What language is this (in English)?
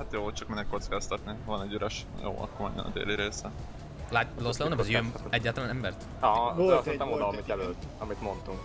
Hungarian